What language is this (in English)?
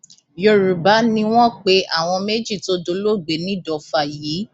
Yoruba